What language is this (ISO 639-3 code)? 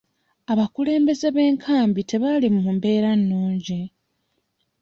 lug